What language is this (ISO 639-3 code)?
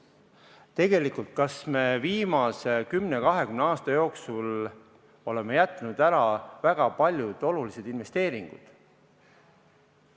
est